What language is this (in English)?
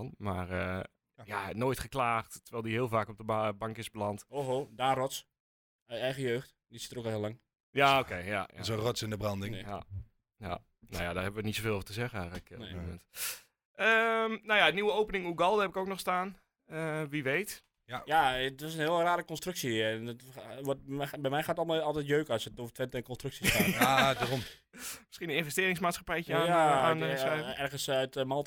Dutch